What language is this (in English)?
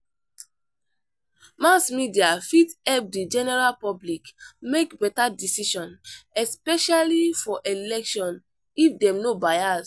Nigerian Pidgin